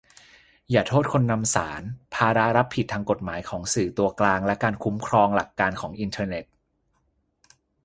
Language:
Thai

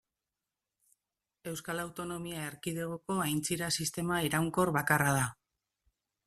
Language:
Basque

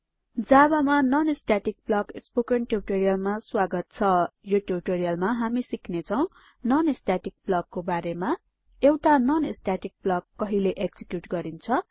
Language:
Nepali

